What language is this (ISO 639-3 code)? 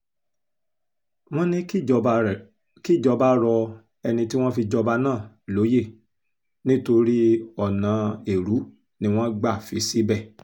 yor